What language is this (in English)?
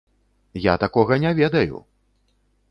Belarusian